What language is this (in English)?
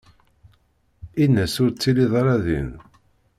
Kabyle